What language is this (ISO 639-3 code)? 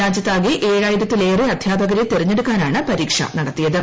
mal